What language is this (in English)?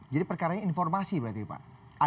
Indonesian